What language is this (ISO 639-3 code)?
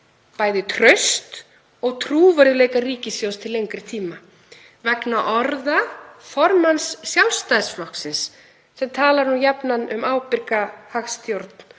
isl